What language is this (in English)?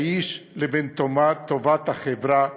Hebrew